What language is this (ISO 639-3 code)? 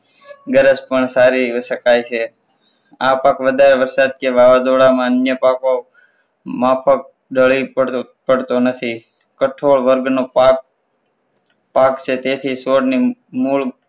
guj